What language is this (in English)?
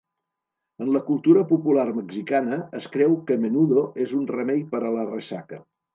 Catalan